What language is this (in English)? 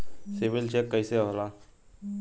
Bhojpuri